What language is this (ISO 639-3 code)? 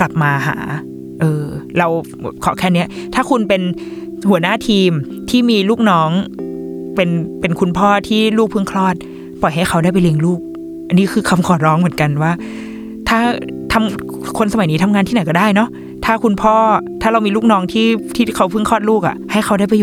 tha